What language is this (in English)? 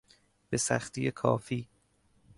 Persian